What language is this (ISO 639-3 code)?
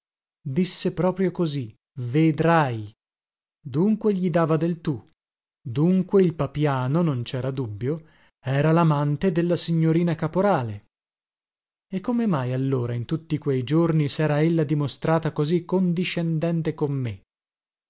ita